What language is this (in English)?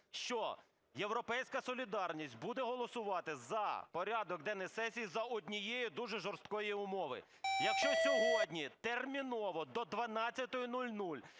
Ukrainian